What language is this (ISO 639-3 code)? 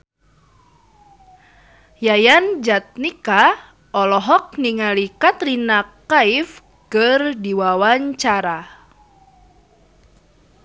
sun